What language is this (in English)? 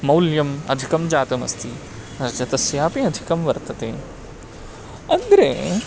Sanskrit